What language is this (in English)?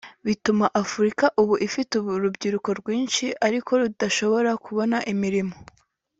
Kinyarwanda